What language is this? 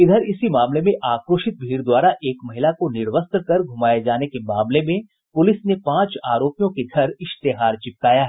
Hindi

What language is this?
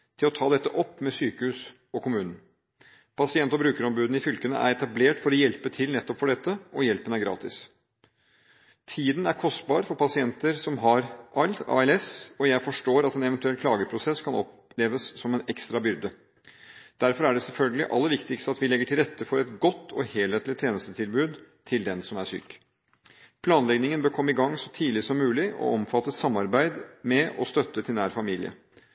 Norwegian Bokmål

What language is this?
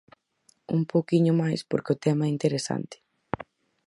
Galician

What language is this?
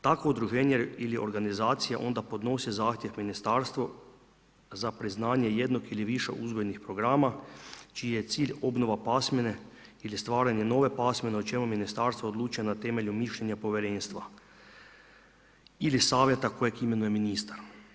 Croatian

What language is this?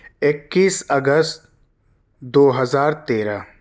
Urdu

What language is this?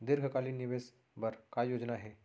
Chhattisgarhi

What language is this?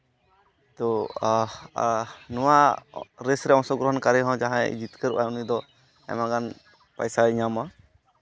Santali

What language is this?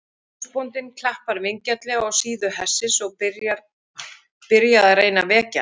Icelandic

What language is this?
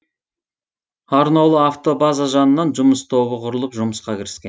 Kazakh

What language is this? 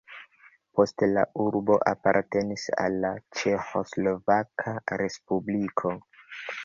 Esperanto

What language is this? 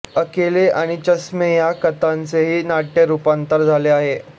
Marathi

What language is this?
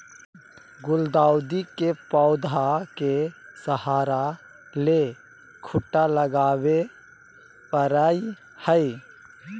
Magahi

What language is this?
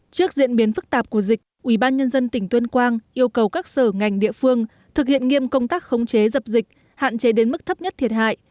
Vietnamese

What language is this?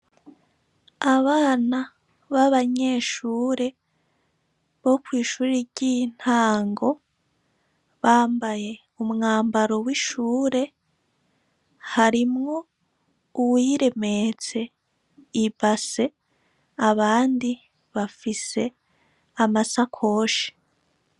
Rundi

